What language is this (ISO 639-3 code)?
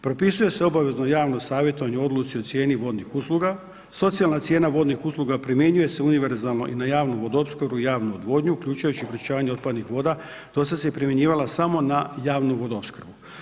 hrv